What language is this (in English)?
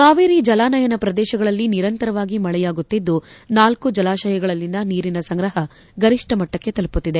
Kannada